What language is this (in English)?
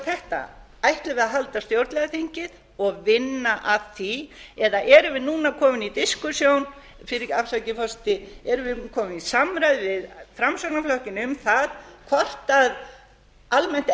Icelandic